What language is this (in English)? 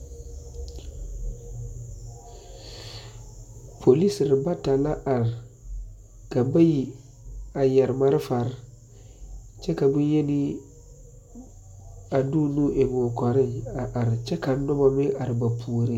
Southern Dagaare